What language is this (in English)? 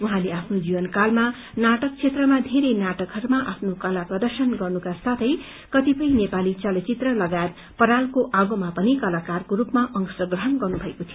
Nepali